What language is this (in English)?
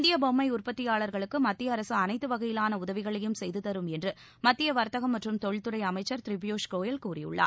Tamil